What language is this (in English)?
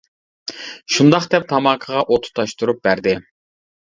Uyghur